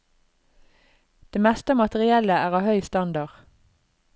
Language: Norwegian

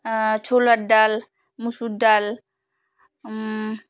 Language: Bangla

